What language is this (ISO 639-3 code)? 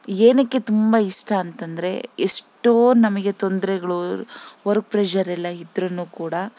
kan